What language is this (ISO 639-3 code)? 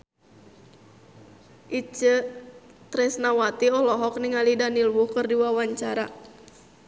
sun